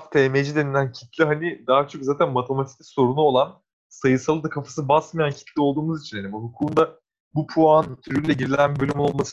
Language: Turkish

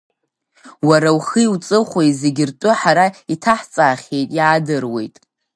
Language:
Abkhazian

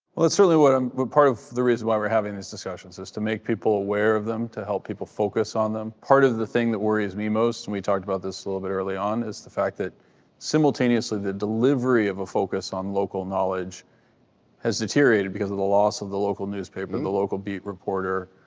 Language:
English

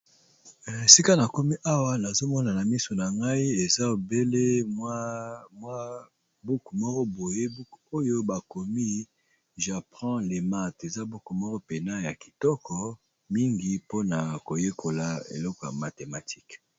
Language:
Lingala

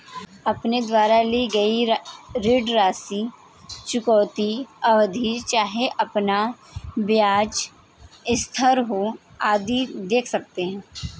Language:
Hindi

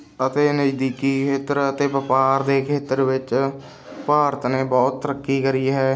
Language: Punjabi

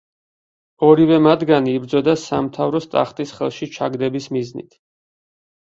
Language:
Georgian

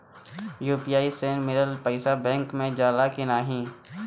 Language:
Bhojpuri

